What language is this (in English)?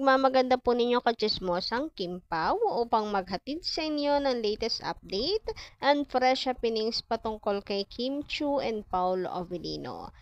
Filipino